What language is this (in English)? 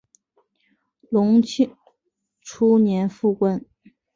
Chinese